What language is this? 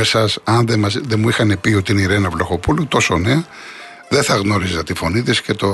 Greek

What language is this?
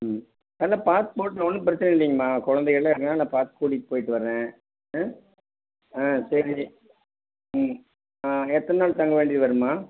Tamil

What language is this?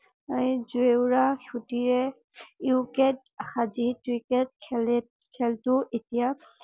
Assamese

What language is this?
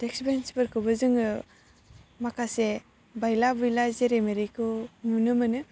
Bodo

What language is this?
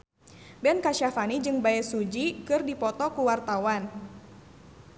Sundanese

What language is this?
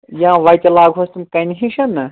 Kashmiri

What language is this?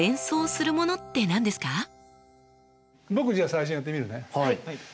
Japanese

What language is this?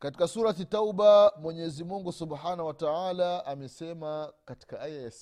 Swahili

